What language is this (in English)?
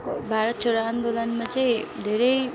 Nepali